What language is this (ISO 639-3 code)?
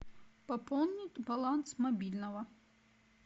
rus